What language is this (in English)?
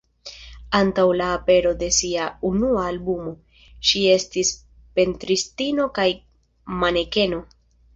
Esperanto